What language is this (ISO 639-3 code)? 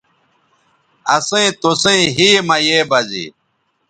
btv